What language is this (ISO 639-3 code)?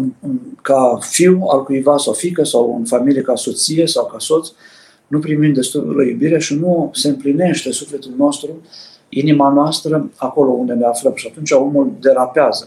ron